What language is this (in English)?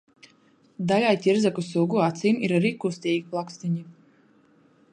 Latvian